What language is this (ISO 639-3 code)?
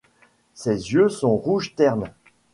fra